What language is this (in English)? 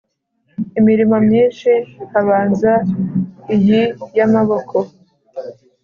Kinyarwanda